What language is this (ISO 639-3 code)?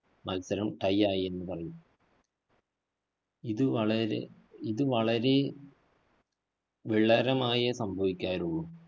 mal